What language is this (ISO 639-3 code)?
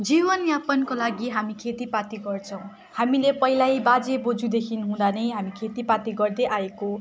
nep